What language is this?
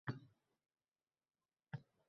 Uzbek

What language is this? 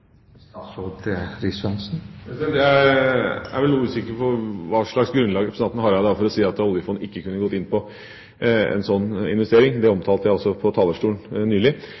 Norwegian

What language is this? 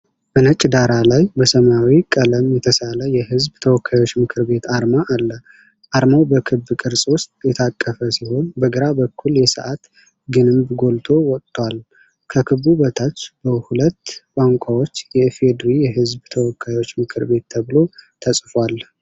Amharic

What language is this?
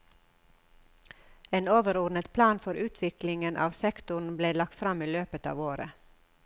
Norwegian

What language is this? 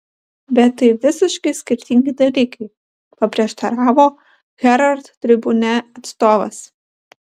Lithuanian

